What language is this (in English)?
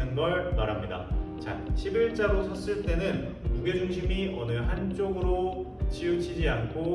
Korean